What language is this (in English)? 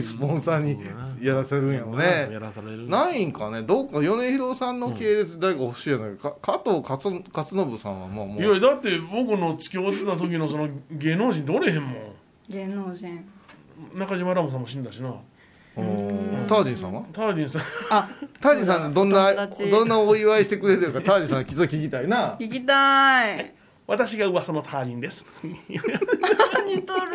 Japanese